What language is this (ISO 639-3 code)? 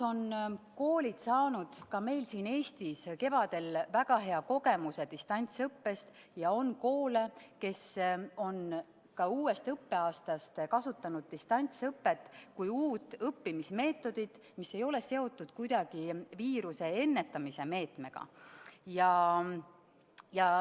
est